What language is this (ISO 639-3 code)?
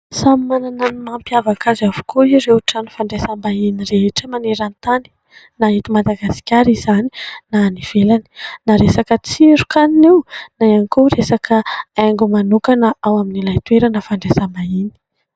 mlg